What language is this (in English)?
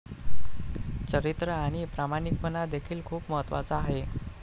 Marathi